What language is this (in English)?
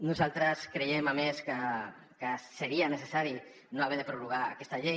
Catalan